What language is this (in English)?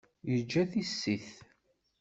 Kabyle